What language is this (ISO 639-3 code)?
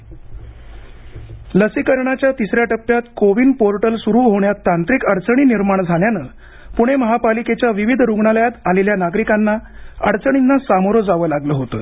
mar